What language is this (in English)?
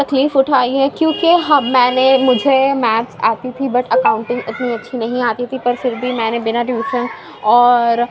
Urdu